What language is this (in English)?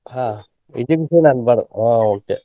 Kannada